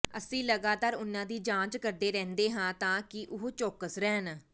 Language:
Punjabi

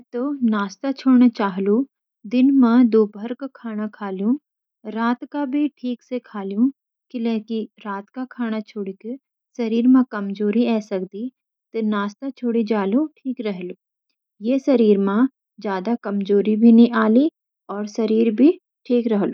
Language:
Garhwali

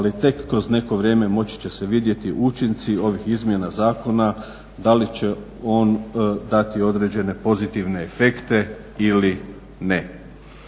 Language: Croatian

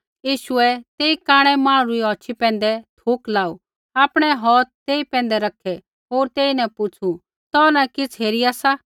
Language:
Kullu Pahari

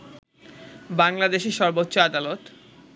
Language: Bangla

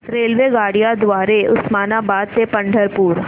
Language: Marathi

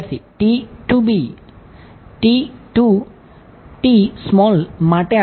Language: Gujarati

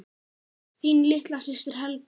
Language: Icelandic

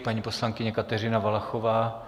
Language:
Czech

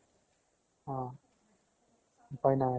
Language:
Assamese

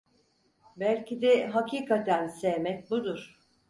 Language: Turkish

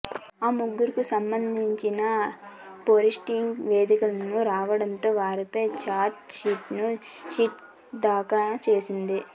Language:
Telugu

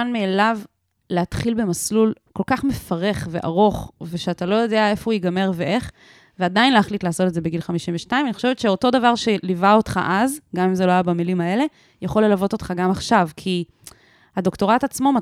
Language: Hebrew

